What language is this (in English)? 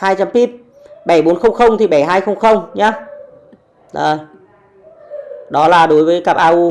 Vietnamese